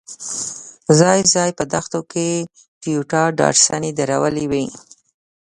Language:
Pashto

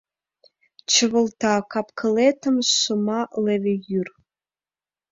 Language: Mari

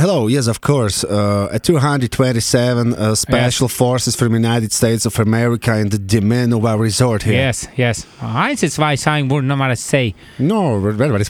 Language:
Slovak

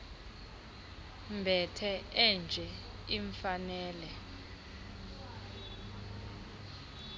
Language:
Xhosa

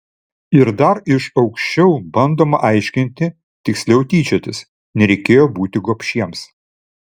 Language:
Lithuanian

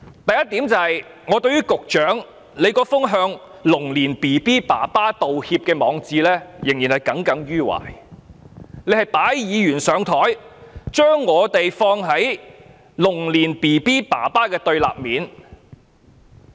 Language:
Cantonese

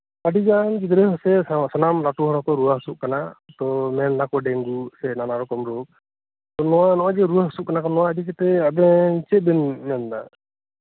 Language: Santali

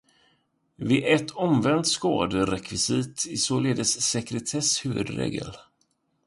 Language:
Swedish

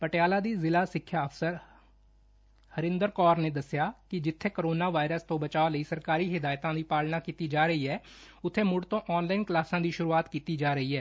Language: Punjabi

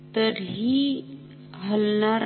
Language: Marathi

